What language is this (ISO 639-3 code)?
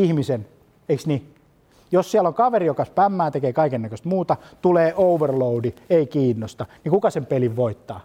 fin